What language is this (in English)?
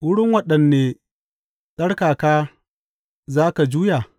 Hausa